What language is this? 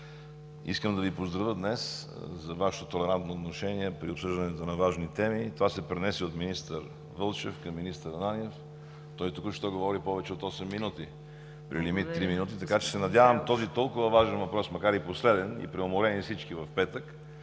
Bulgarian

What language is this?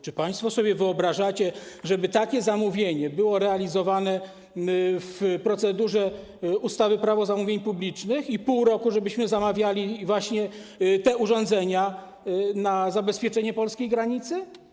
Polish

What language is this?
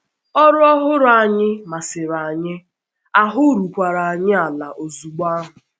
Igbo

